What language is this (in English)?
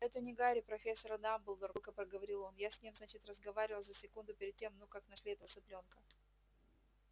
Russian